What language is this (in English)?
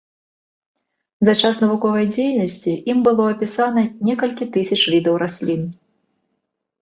Belarusian